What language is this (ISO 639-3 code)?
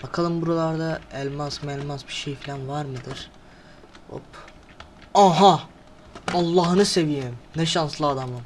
tur